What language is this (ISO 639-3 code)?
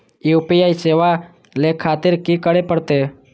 mai